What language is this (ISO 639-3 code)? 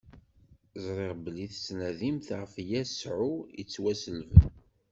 kab